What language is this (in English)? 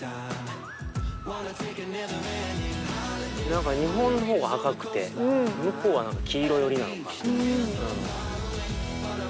Japanese